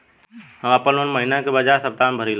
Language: Bhojpuri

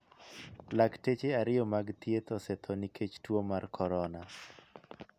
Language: Luo (Kenya and Tanzania)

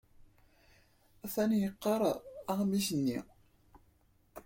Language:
Kabyle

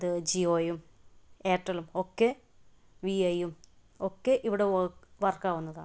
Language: Malayalam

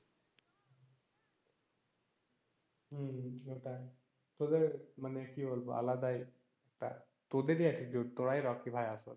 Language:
Bangla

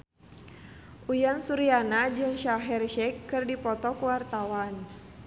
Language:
Sundanese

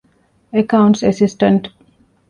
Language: Divehi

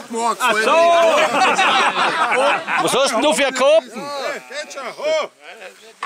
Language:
German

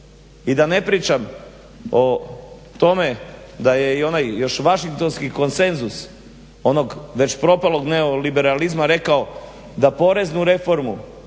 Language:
Croatian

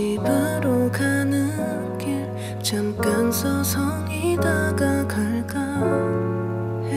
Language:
Korean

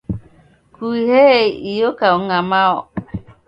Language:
Taita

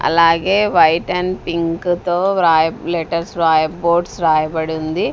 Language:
Telugu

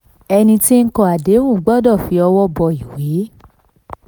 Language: Yoruba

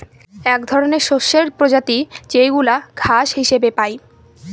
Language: Bangla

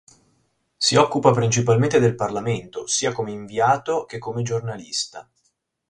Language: Italian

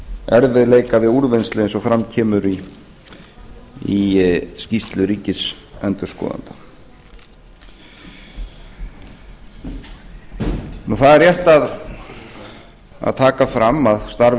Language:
Icelandic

